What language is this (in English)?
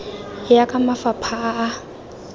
Tswana